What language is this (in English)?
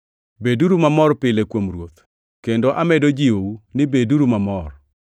Luo (Kenya and Tanzania)